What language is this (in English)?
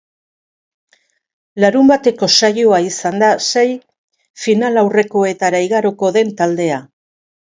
Basque